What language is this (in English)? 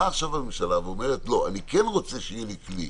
Hebrew